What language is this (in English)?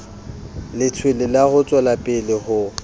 Southern Sotho